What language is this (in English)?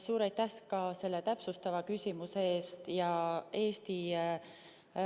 Estonian